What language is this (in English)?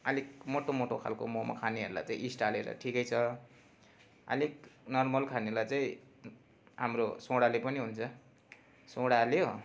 Nepali